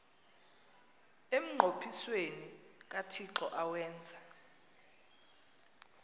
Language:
Xhosa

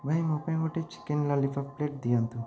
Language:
Odia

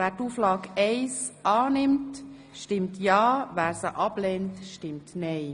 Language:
Swiss German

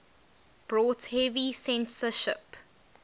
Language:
English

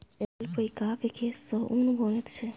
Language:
Maithili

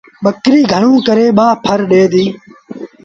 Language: Sindhi Bhil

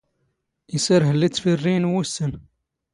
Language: Standard Moroccan Tamazight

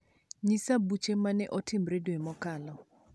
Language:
Luo (Kenya and Tanzania)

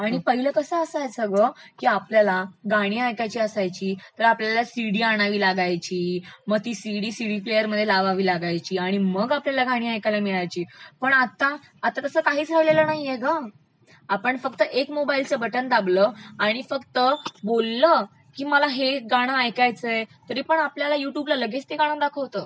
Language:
Marathi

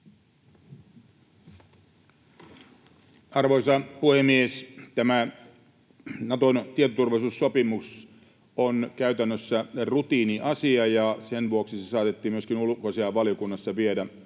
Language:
Finnish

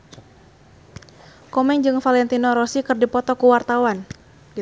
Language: Sundanese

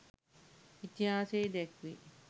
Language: Sinhala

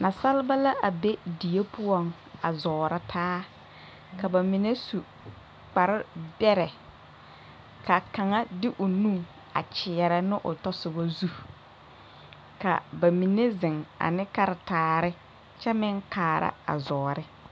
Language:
Southern Dagaare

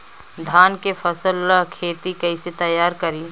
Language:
Bhojpuri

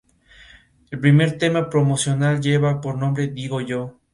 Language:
Spanish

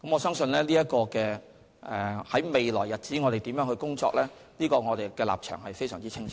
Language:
Cantonese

